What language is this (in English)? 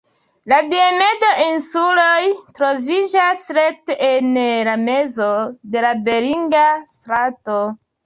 Esperanto